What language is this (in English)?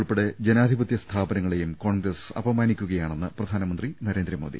Malayalam